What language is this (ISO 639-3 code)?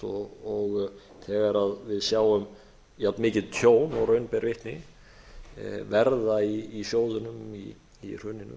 isl